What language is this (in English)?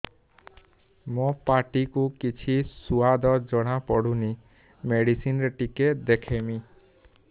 Odia